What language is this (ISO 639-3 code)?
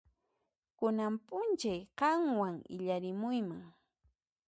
qxp